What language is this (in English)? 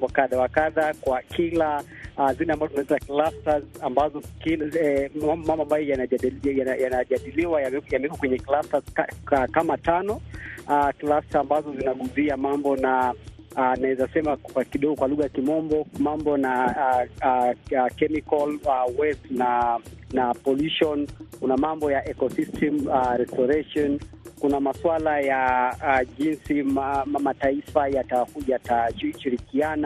Swahili